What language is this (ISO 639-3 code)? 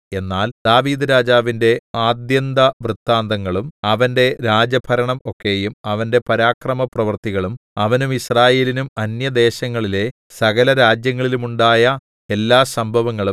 mal